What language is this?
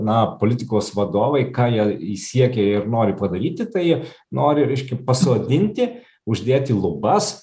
Lithuanian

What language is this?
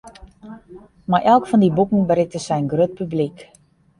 Western Frisian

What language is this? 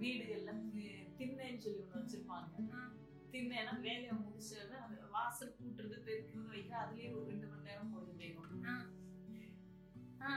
Tamil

